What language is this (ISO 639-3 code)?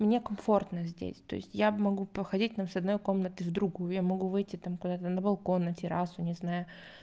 rus